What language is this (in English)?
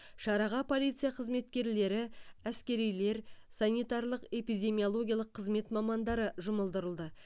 Kazakh